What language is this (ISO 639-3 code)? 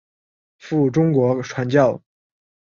zho